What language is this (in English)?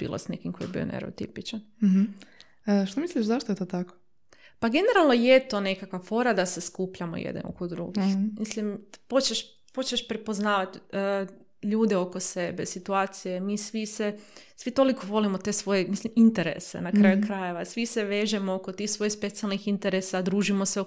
Croatian